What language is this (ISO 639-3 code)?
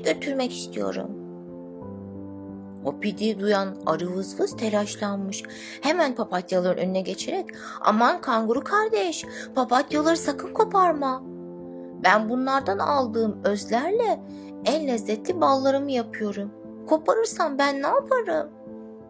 tur